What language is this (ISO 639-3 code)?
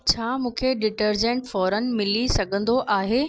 snd